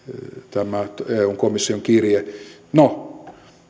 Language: Finnish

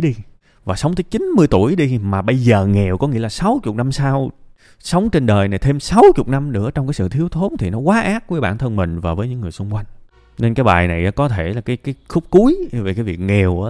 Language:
Vietnamese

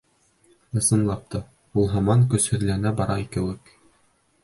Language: Bashkir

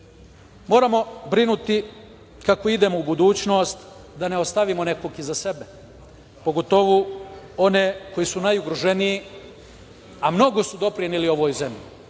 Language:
Serbian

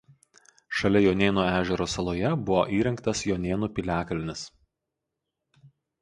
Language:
Lithuanian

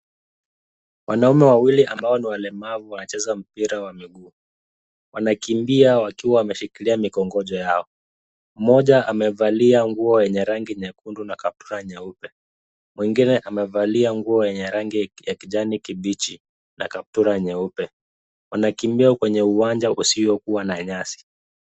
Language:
Swahili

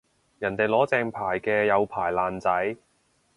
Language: Cantonese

